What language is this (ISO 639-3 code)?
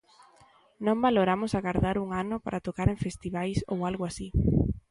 glg